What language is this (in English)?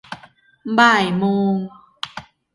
Thai